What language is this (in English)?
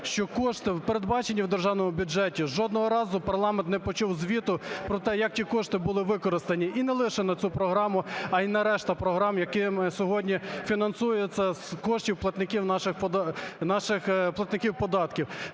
Ukrainian